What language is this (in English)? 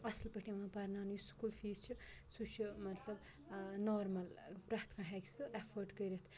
Kashmiri